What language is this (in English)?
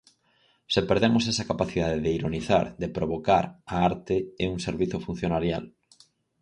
Galician